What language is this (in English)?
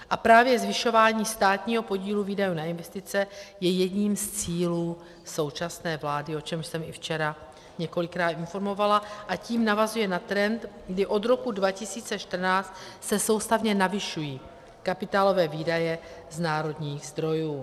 Czech